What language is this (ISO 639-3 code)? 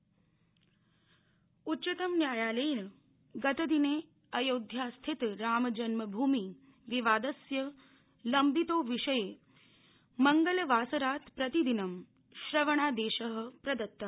san